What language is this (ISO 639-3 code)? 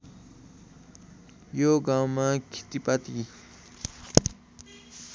nep